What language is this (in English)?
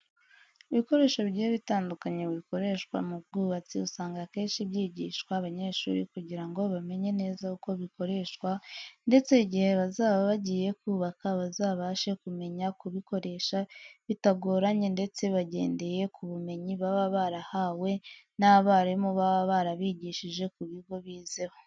Kinyarwanda